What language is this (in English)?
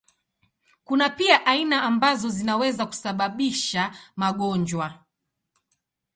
Swahili